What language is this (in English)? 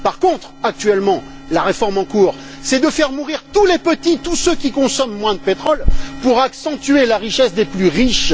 French